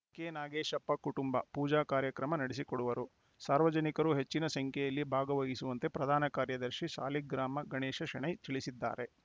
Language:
Kannada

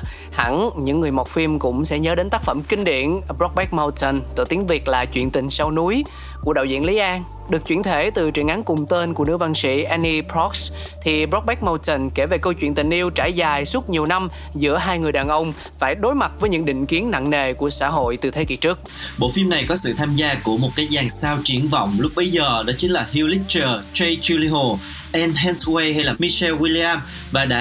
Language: Vietnamese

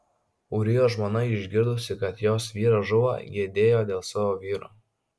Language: Lithuanian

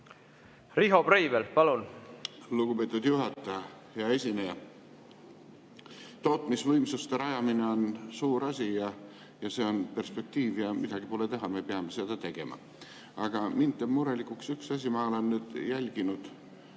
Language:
Estonian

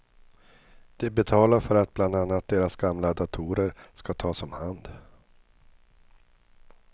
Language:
Swedish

